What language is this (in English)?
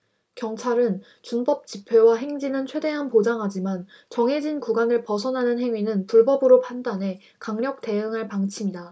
Korean